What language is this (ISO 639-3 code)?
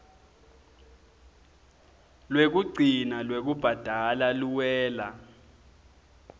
ssw